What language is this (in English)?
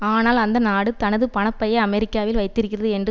Tamil